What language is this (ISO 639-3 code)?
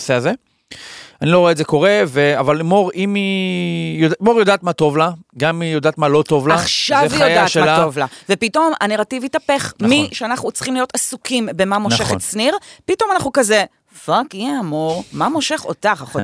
heb